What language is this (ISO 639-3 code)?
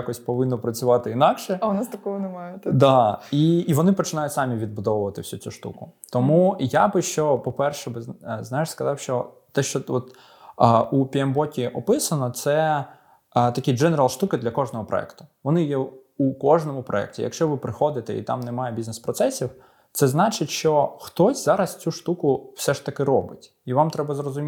ukr